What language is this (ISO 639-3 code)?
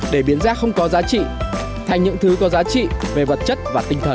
vie